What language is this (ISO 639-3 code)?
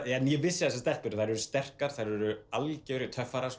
isl